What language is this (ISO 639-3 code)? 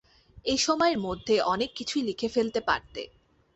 ben